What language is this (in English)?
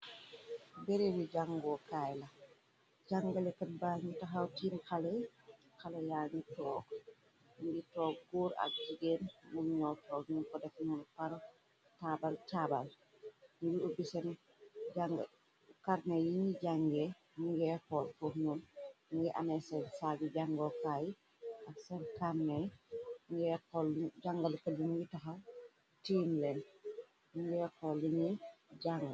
Wolof